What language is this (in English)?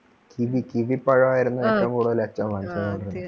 Malayalam